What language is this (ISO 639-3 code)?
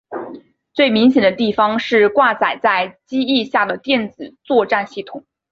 zho